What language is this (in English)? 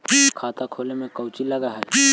Magahi